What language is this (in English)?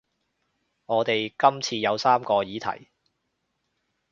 Cantonese